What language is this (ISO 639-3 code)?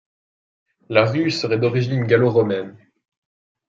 fra